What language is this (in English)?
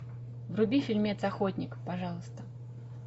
Russian